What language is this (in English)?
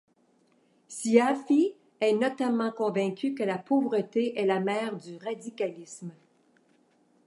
French